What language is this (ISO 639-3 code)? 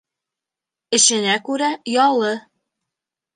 bak